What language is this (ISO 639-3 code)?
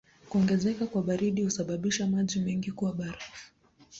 swa